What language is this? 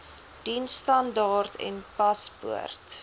Afrikaans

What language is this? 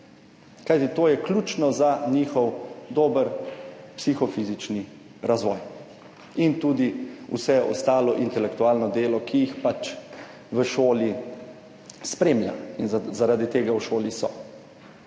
Slovenian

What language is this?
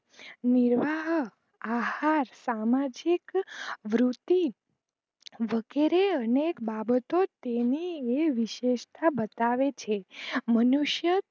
Gujarati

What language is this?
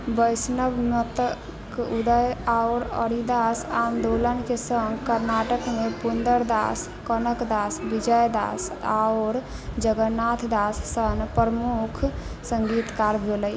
Maithili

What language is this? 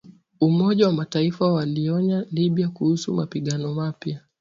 Swahili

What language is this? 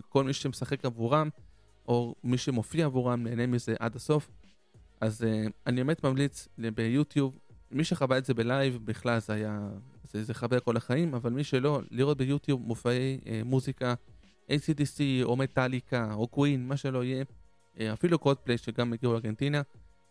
Hebrew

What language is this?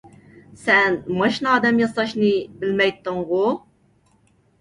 Uyghur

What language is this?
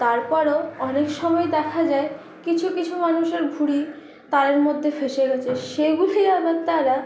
Bangla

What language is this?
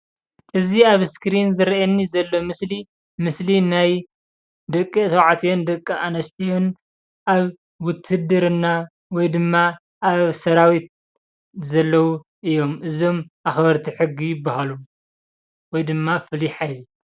Tigrinya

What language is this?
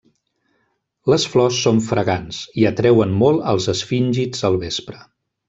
Catalan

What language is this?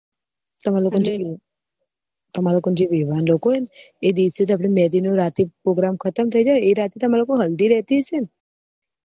Gujarati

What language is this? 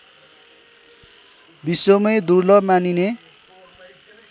Nepali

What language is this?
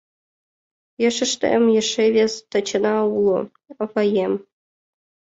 Mari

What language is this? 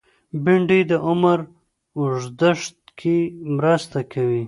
Pashto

